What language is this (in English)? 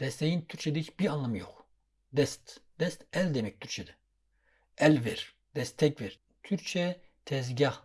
Turkish